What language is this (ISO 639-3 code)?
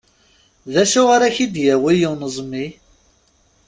kab